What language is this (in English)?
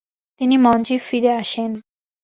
Bangla